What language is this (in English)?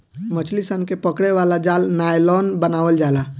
Bhojpuri